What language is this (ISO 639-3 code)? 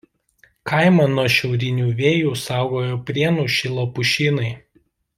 lit